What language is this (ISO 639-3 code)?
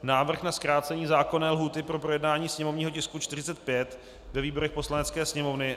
ces